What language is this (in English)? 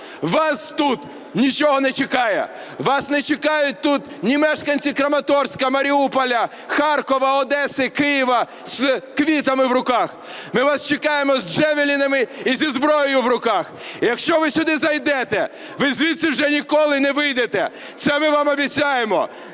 Ukrainian